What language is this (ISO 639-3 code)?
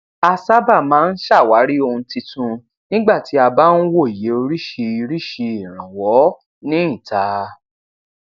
yor